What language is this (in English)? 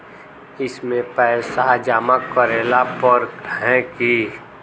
Magahi